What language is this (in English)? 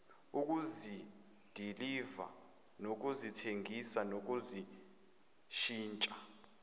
Zulu